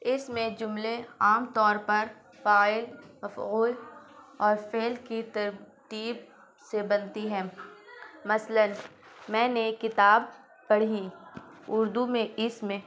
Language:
Urdu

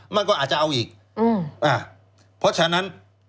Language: Thai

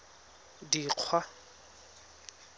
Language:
Tswana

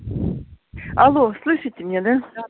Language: Russian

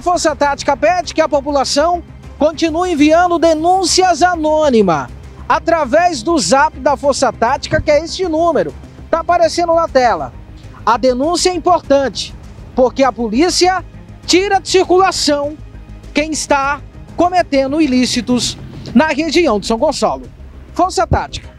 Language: Portuguese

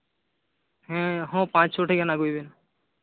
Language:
Santali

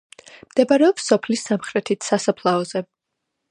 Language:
Georgian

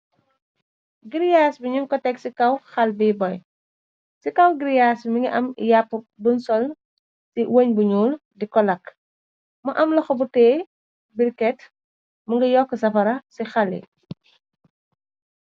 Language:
Wolof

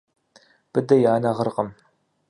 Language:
Kabardian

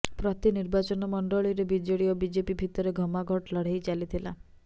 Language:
Odia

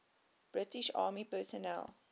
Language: English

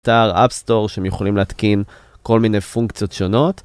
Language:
Hebrew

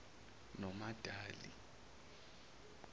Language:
Zulu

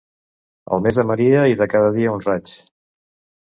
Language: Catalan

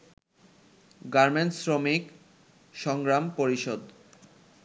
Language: Bangla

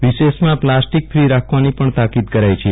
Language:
Gujarati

